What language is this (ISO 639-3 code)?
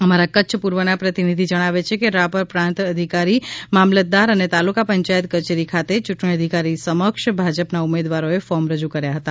guj